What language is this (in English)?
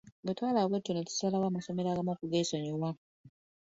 Ganda